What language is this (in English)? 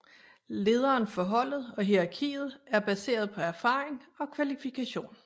Danish